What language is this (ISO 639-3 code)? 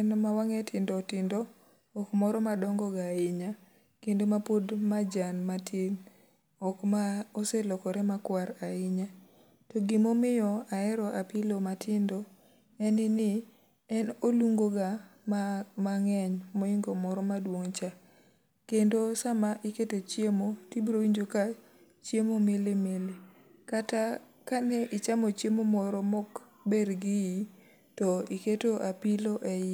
luo